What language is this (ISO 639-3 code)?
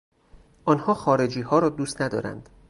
fas